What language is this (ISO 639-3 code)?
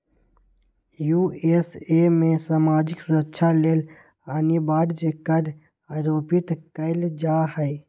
mag